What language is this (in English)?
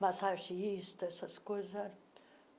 Portuguese